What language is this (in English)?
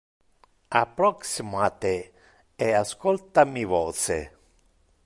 Interlingua